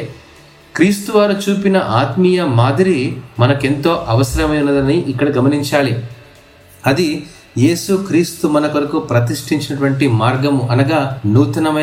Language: Telugu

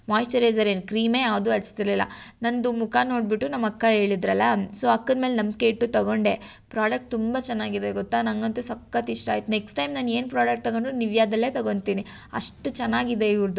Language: Kannada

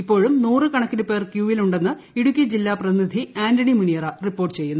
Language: Malayalam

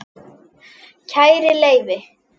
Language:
Icelandic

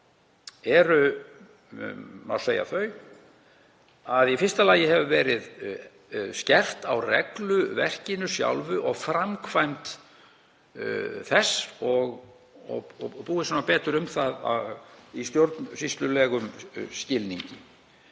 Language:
Icelandic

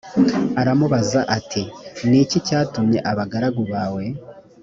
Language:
Kinyarwanda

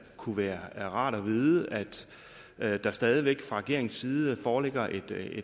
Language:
Danish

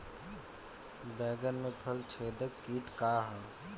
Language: Bhojpuri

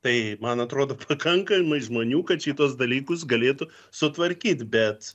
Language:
Lithuanian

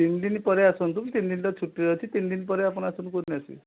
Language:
Odia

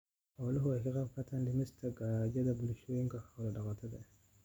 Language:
Somali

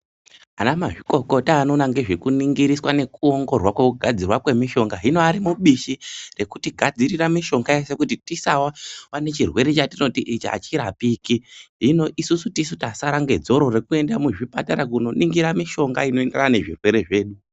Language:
Ndau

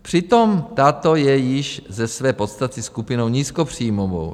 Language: Czech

